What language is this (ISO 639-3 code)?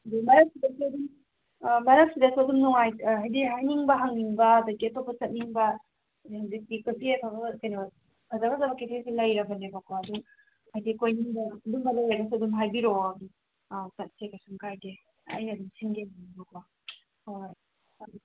mni